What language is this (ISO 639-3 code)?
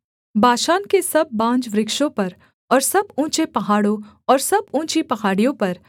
hin